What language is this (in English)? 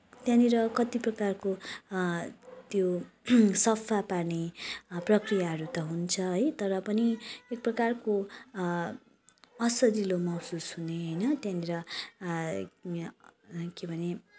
Nepali